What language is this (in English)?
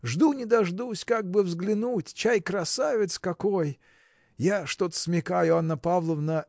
Russian